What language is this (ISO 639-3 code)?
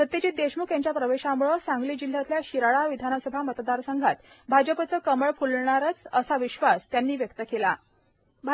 mar